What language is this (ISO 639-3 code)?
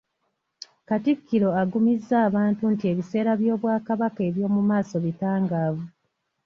lug